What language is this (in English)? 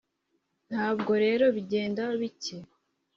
Kinyarwanda